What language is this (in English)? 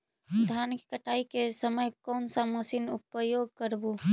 Magahi